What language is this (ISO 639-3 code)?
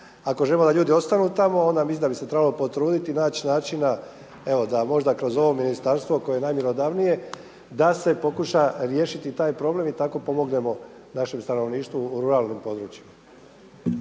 hrv